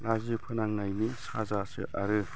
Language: Bodo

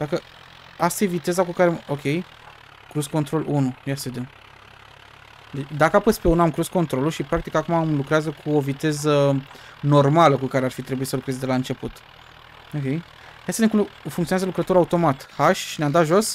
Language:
Romanian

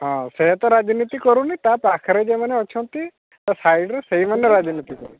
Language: Odia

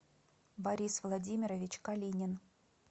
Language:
Russian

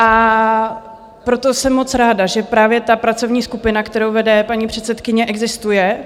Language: Czech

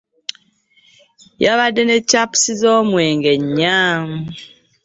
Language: Ganda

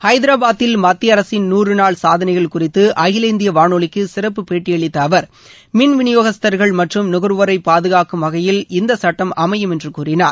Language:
Tamil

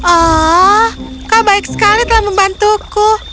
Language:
Indonesian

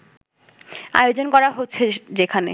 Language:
Bangla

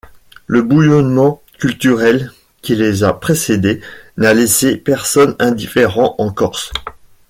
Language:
French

